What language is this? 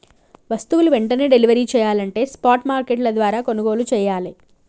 Telugu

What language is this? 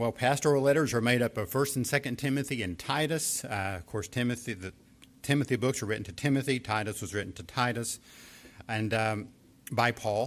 English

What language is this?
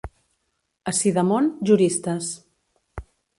Catalan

